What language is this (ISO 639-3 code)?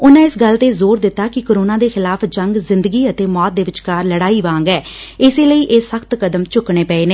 pan